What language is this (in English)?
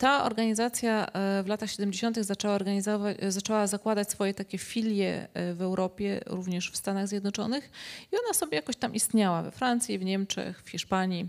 Polish